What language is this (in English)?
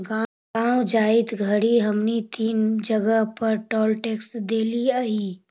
Magahi